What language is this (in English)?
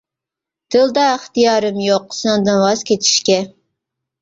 Uyghur